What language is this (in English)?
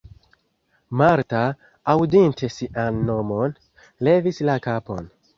Esperanto